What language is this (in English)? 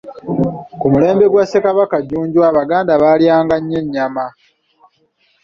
Ganda